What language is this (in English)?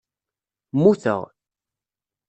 Kabyle